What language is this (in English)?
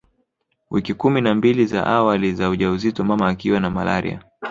Swahili